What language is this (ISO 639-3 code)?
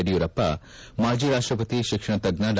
kan